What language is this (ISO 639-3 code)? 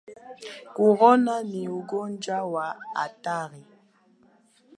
swa